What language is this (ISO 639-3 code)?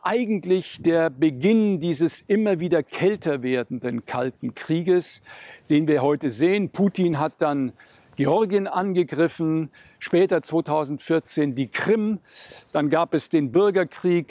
deu